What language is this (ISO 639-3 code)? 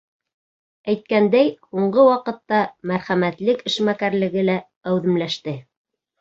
bak